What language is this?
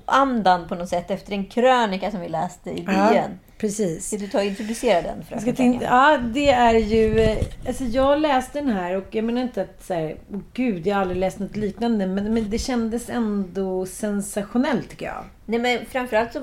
Swedish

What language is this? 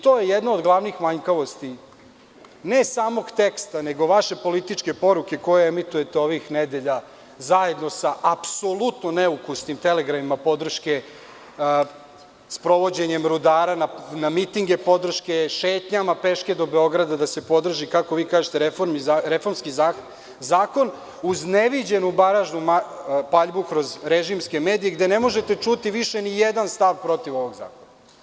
Serbian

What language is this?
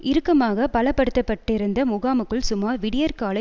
Tamil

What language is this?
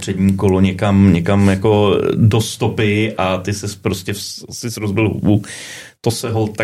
Czech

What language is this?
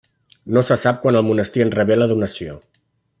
Catalan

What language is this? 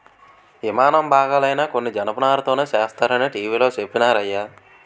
Telugu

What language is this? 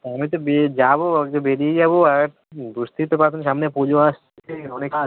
Bangla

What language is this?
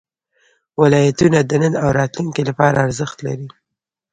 Pashto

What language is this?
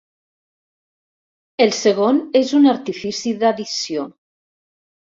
Catalan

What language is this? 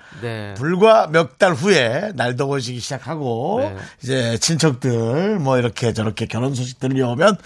Korean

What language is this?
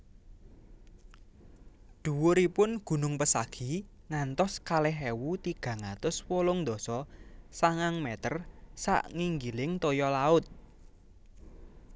Javanese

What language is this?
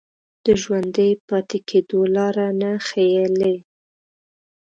Pashto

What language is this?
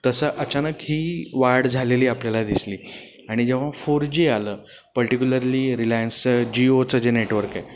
Marathi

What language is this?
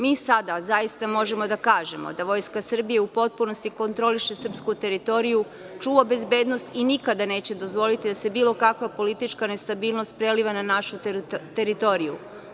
Serbian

